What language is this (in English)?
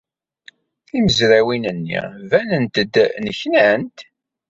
Kabyle